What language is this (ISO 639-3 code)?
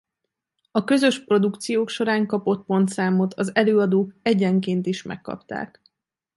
hun